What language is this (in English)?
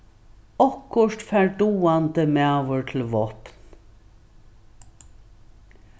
Faroese